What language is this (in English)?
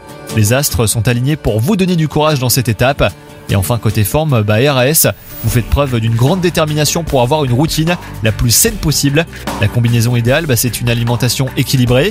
French